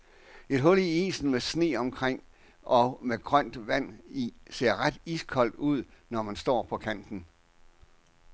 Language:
Danish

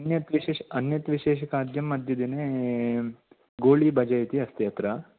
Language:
Sanskrit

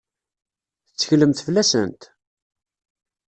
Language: Kabyle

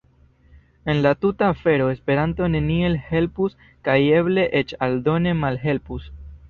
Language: Esperanto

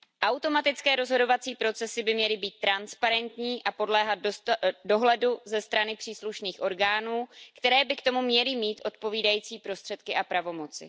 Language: Czech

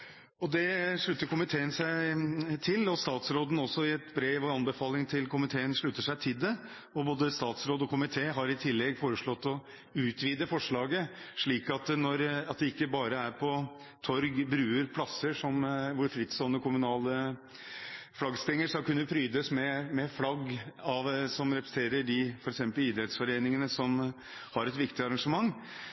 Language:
Norwegian Bokmål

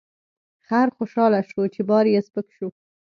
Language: Pashto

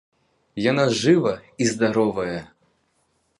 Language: Belarusian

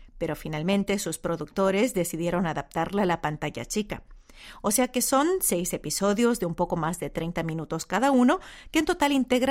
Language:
Spanish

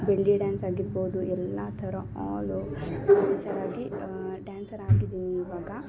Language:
Kannada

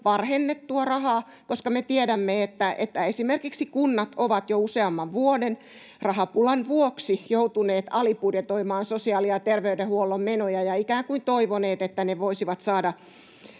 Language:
Finnish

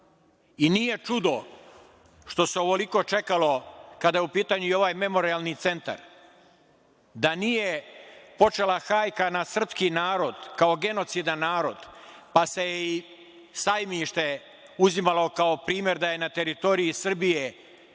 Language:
Serbian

